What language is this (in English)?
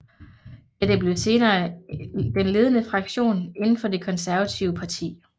Danish